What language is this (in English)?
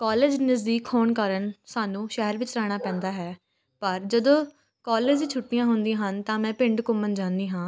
Punjabi